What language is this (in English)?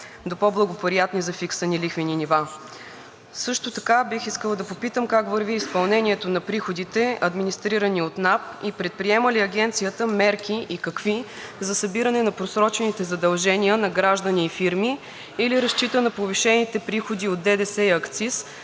Bulgarian